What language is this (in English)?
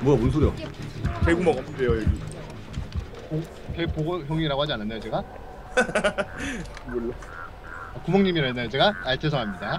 Korean